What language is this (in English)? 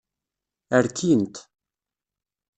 Kabyle